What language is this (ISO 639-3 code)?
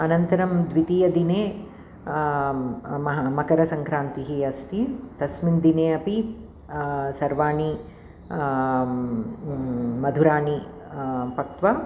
san